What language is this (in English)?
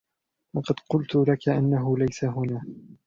Arabic